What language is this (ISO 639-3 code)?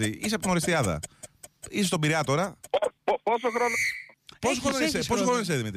ell